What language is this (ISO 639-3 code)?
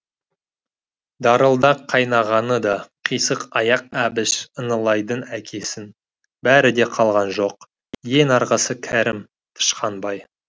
kaz